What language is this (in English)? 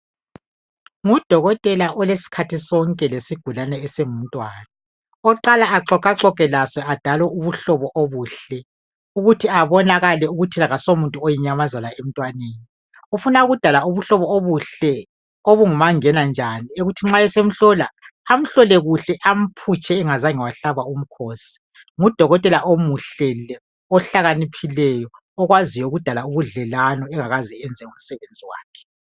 North Ndebele